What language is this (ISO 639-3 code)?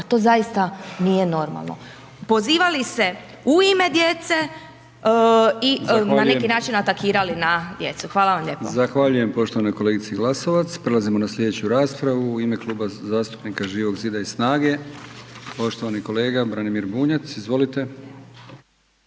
hrv